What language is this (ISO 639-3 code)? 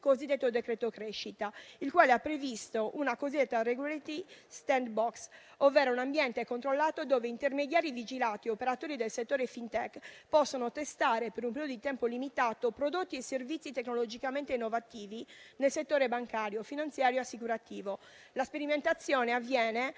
ita